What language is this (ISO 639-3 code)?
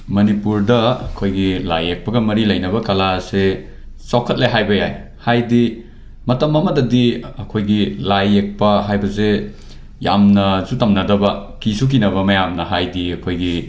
mni